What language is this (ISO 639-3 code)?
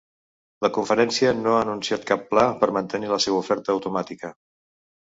cat